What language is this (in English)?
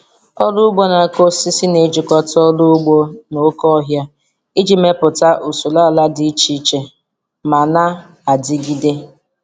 Igbo